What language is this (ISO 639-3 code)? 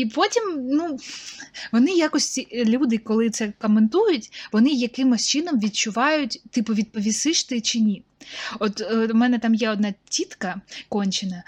ukr